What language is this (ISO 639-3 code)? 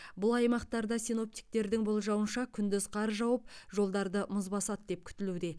kaz